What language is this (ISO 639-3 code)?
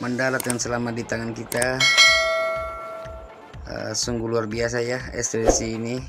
ind